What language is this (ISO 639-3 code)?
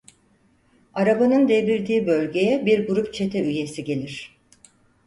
tur